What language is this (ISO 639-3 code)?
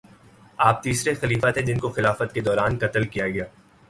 urd